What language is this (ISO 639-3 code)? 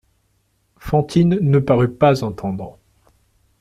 fra